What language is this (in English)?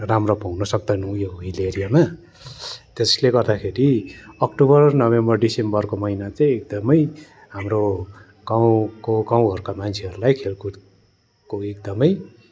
Nepali